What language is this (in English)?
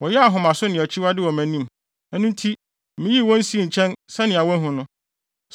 Akan